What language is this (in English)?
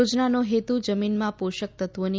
Gujarati